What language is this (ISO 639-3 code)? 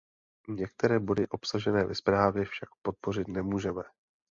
ces